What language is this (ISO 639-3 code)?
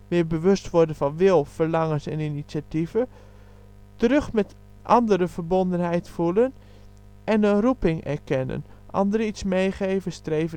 nld